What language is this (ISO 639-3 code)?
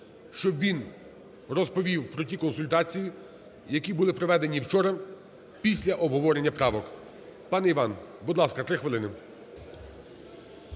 ukr